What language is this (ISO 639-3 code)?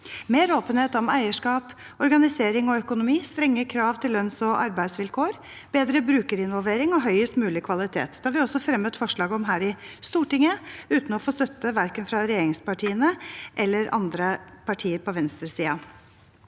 nor